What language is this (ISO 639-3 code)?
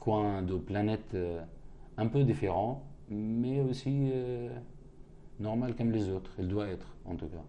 fra